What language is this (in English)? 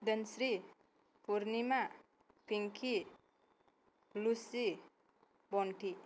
Bodo